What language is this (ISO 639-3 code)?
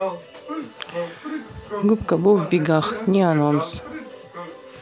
rus